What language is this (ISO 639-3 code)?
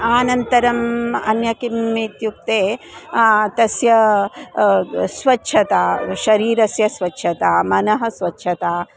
san